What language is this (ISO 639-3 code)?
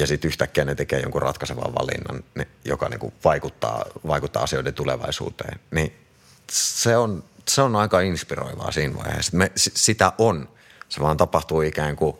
fin